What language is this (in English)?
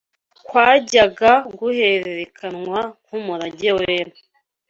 Kinyarwanda